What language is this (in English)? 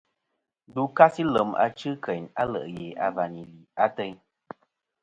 Kom